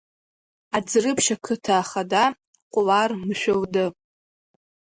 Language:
Abkhazian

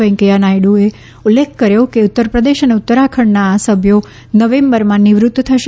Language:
Gujarati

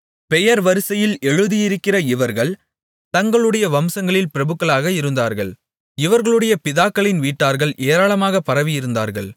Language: Tamil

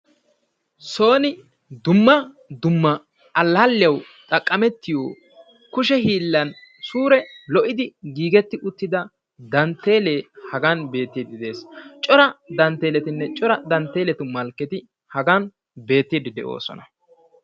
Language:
Wolaytta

